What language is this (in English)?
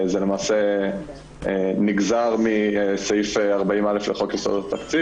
Hebrew